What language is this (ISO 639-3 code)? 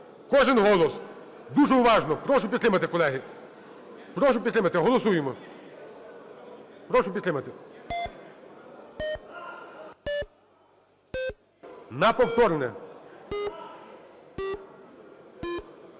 ukr